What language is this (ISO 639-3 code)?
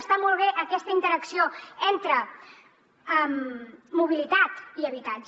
cat